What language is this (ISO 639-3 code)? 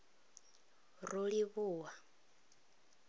ven